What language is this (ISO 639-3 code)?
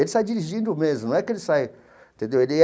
por